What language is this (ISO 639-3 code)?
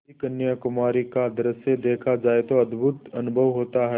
hin